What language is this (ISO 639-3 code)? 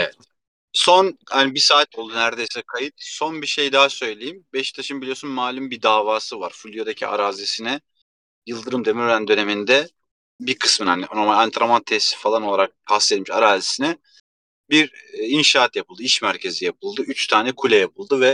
tur